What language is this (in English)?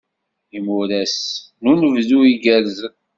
Kabyle